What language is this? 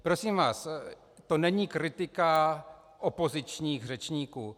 Czech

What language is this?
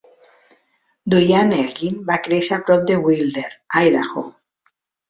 Catalan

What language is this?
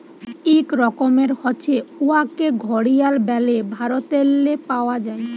Bangla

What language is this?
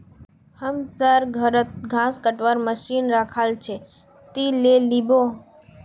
Magahi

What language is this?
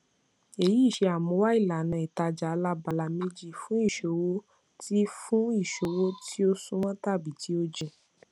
Yoruba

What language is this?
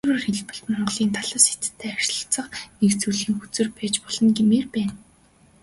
Mongolian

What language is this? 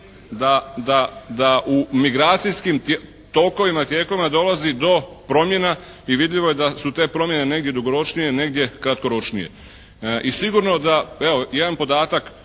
Croatian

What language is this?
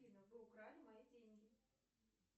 Russian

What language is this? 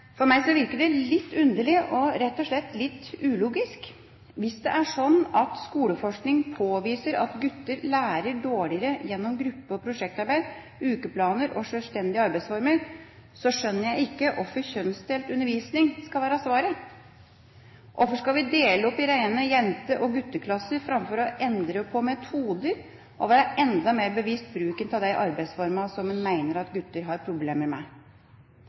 Norwegian Bokmål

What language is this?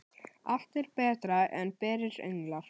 Icelandic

